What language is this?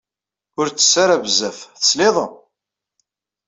Kabyle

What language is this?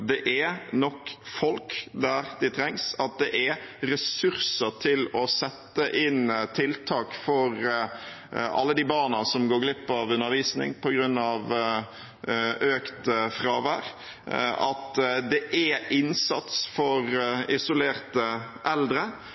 Norwegian Bokmål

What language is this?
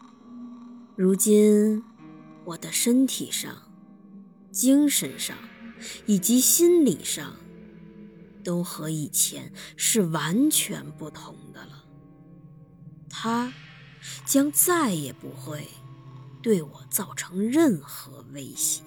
Chinese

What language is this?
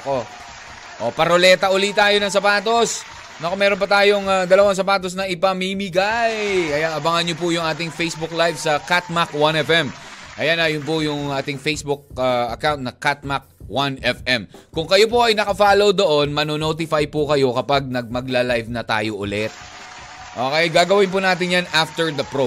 Filipino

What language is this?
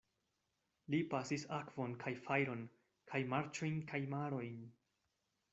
Esperanto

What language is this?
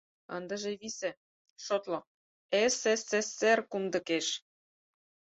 Mari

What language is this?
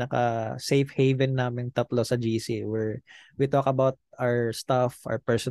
Filipino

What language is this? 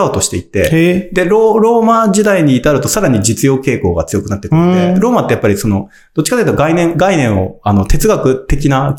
Japanese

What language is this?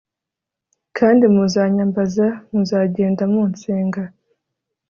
Kinyarwanda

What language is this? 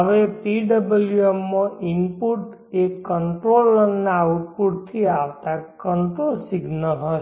Gujarati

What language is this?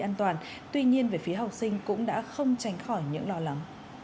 Vietnamese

